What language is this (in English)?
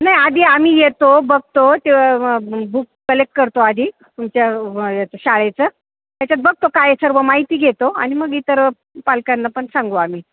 Marathi